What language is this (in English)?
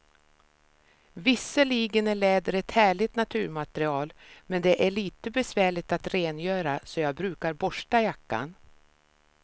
Swedish